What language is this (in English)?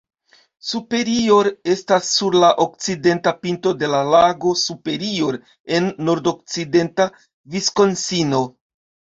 Esperanto